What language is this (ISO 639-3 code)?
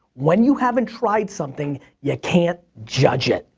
eng